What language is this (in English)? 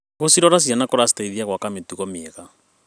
Kikuyu